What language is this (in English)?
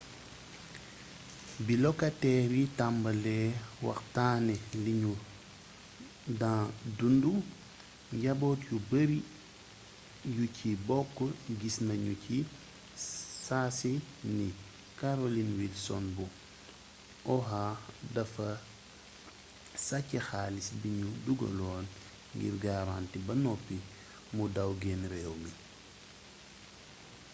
Wolof